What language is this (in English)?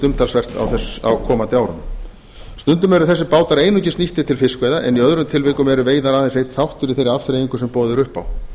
Icelandic